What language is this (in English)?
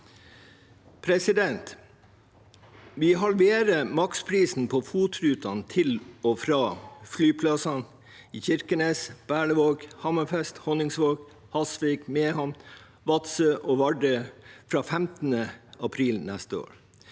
Norwegian